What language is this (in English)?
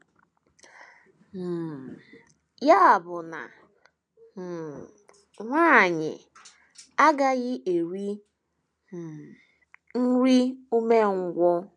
Igbo